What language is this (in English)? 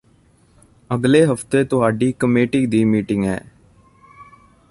Punjabi